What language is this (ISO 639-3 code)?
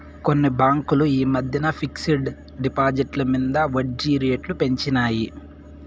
tel